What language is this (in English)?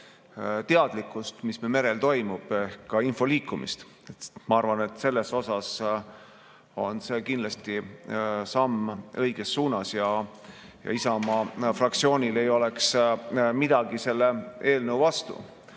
Estonian